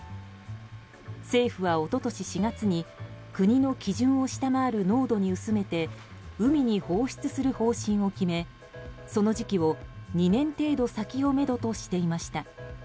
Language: Japanese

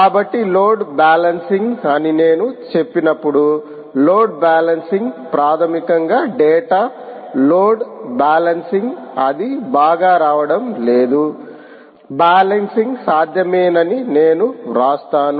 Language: Telugu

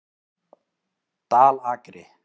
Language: Icelandic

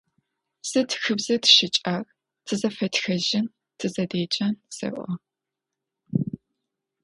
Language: Adyghe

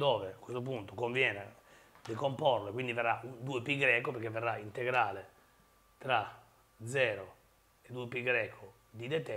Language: Italian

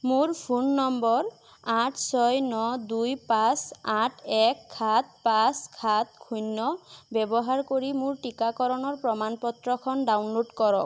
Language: Assamese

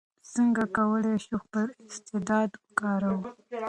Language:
Pashto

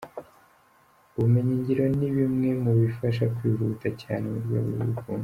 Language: Kinyarwanda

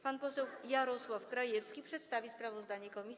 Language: Polish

